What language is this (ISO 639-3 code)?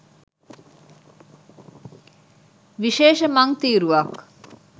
sin